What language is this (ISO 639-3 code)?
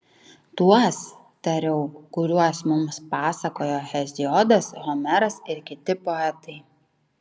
lit